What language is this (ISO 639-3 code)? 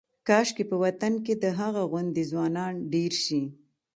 pus